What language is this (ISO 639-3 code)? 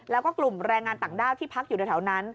tha